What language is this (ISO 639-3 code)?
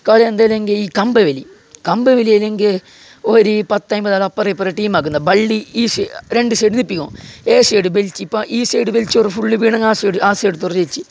mal